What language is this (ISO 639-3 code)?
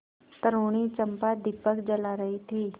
hin